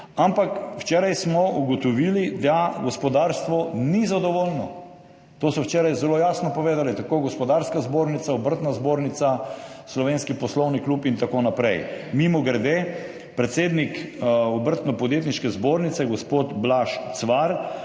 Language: Slovenian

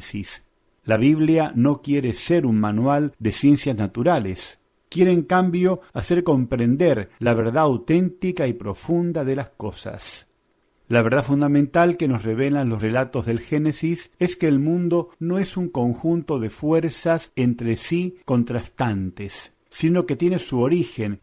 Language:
Spanish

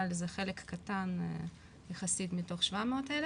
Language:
Hebrew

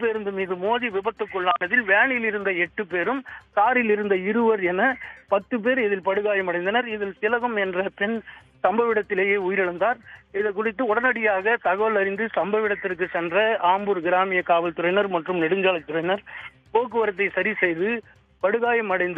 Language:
Tamil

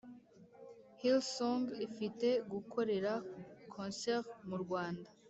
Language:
Kinyarwanda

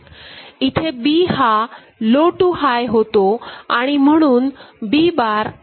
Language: Marathi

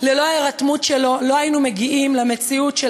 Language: Hebrew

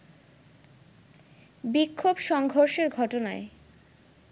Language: Bangla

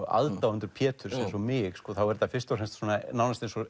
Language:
Icelandic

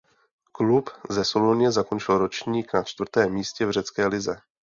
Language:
Czech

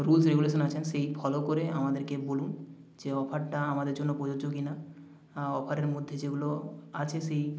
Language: Bangla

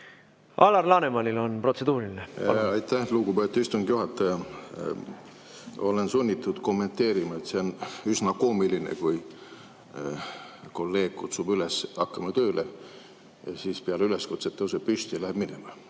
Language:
Estonian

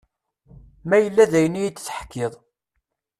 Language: Kabyle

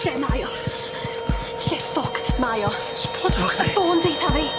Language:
Welsh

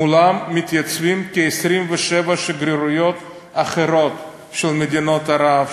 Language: Hebrew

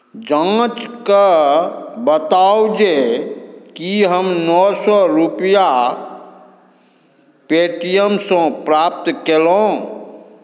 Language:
Maithili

